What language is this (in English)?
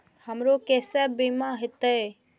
Maithili